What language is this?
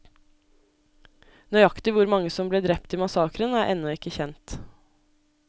Norwegian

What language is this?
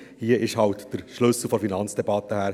Swiss German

